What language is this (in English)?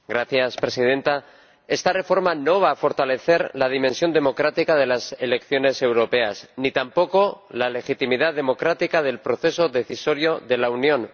Spanish